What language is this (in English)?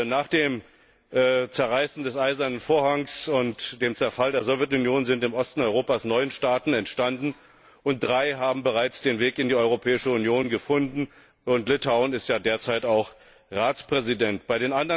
German